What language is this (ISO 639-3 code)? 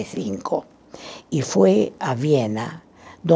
por